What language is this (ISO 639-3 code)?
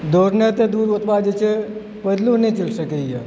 mai